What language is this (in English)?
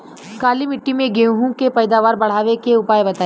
Bhojpuri